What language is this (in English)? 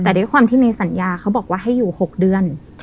Thai